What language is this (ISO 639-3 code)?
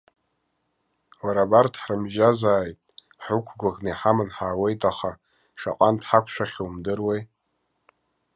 abk